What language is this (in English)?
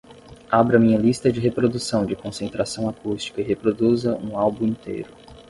Portuguese